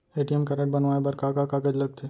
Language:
Chhattisgarhi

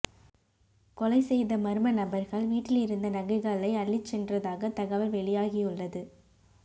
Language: Tamil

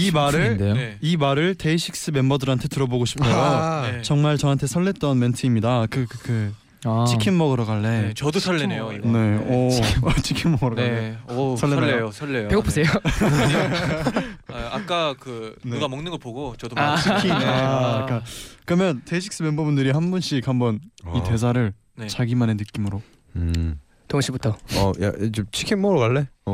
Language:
Korean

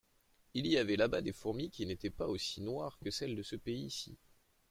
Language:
French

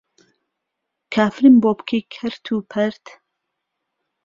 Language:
Central Kurdish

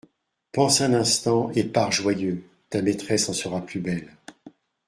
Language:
French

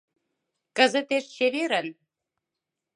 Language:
Mari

